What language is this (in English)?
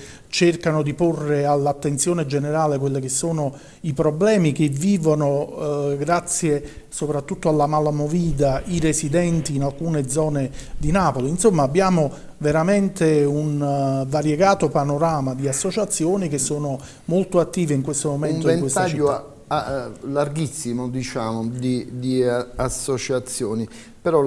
Italian